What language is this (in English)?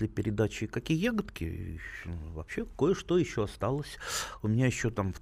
Russian